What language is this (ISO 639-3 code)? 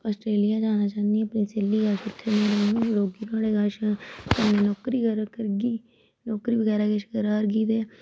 doi